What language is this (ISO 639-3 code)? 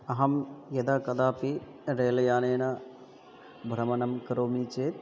san